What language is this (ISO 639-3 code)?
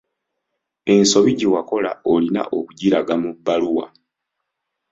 lug